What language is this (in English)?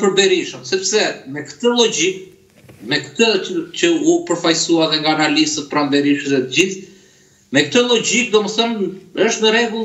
Romanian